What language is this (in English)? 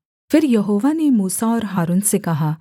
Hindi